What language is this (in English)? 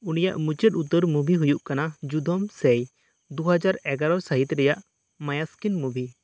Santali